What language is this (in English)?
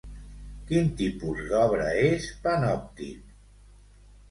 Catalan